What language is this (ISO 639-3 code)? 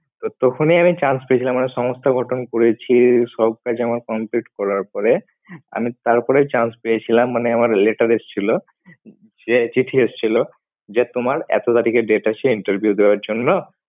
ben